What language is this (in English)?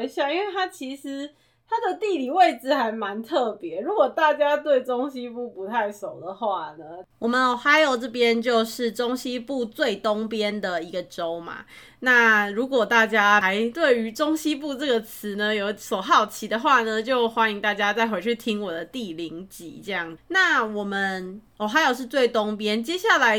Chinese